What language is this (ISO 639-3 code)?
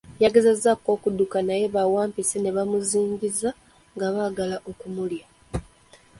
lug